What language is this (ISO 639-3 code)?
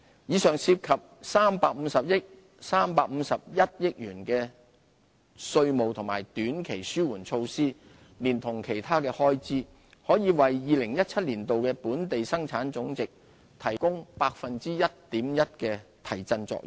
yue